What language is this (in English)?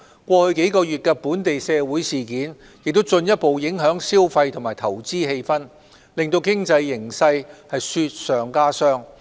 Cantonese